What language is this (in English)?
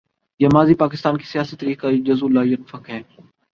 Urdu